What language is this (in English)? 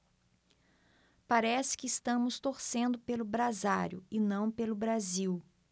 Portuguese